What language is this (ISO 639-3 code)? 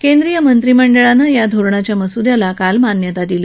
mar